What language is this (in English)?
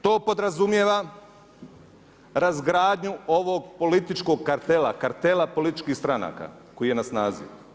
Croatian